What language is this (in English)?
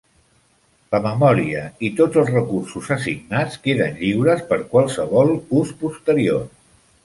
Catalan